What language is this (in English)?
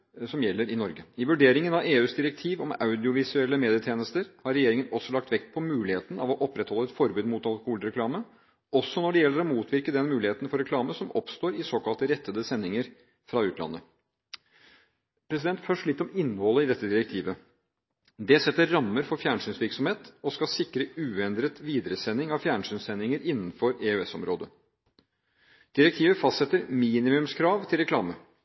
Norwegian Bokmål